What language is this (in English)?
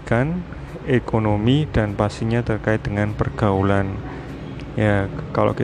Indonesian